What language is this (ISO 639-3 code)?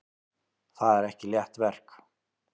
isl